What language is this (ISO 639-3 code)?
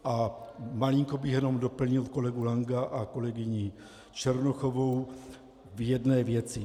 ces